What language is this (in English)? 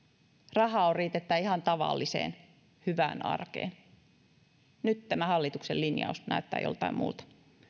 Finnish